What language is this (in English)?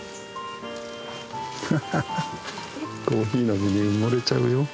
Japanese